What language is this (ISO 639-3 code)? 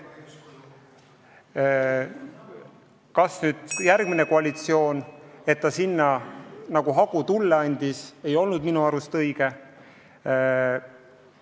est